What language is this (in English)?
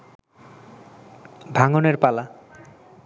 Bangla